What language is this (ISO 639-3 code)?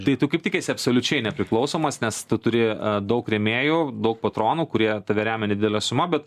lit